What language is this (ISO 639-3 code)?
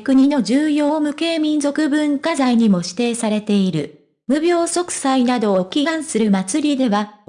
jpn